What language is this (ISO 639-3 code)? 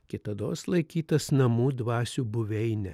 lit